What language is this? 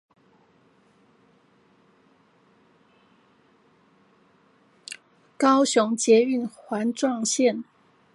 Chinese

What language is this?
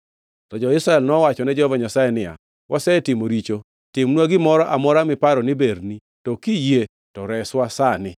Luo (Kenya and Tanzania)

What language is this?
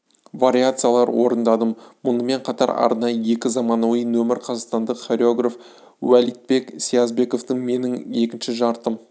Kazakh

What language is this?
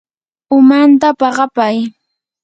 Yanahuanca Pasco Quechua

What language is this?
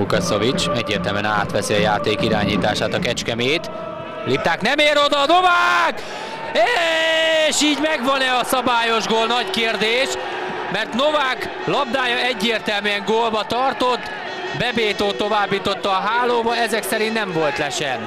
Hungarian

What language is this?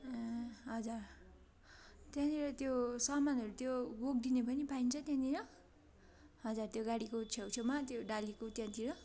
Nepali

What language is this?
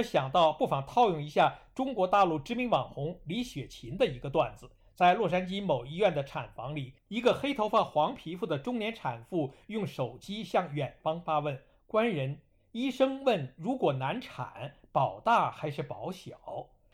Chinese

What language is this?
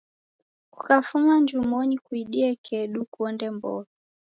Taita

